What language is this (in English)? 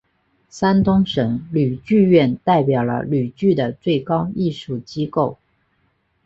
Chinese